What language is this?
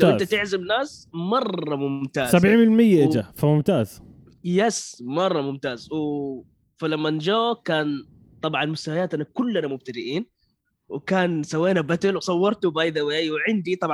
Arabic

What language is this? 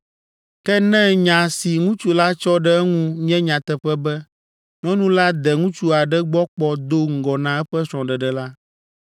Ewe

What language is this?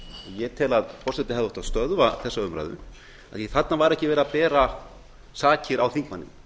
Icelandic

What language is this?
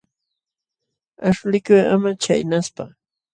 Jauja Wanca Quechua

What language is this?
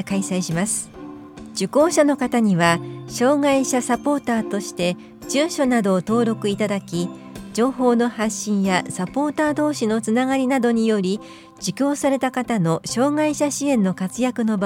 Japanese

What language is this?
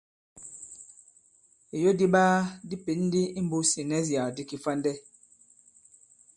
Bankon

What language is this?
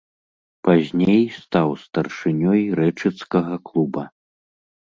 Belarusian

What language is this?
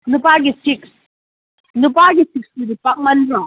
Manipuri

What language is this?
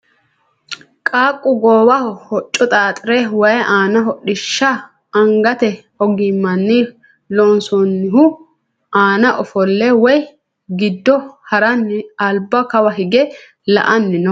Sidamo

